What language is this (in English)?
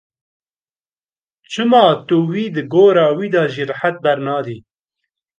Kurdish